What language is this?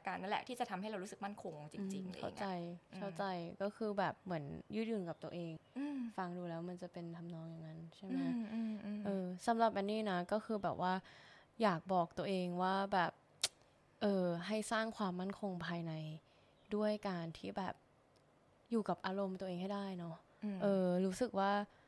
Thai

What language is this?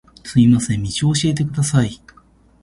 Japanese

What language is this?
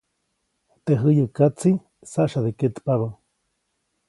Copainalá Zoque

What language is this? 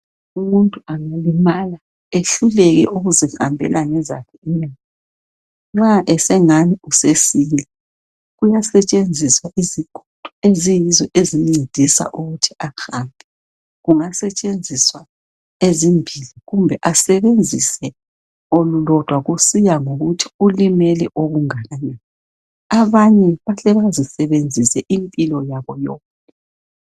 North Ndebele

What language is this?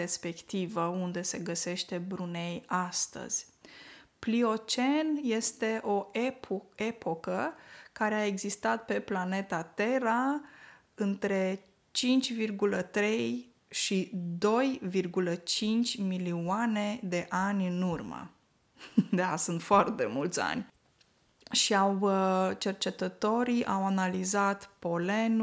Romanian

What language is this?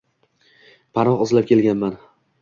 Uzbek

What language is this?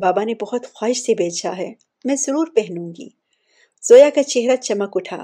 Urdu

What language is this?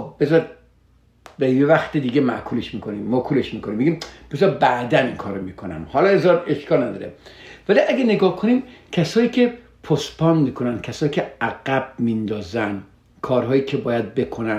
Persian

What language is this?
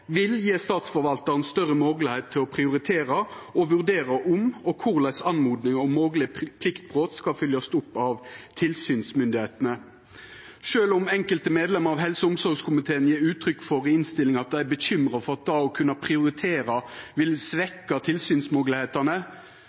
Norwegian Nynorsk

